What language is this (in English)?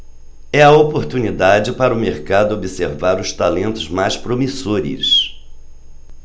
Portuguese